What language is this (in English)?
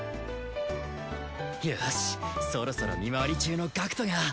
Japanese